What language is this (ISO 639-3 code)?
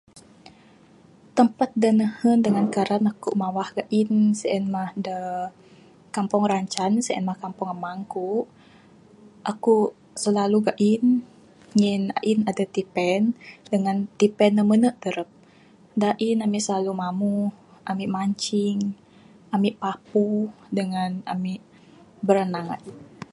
sdo